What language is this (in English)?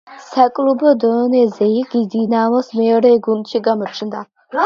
Georgian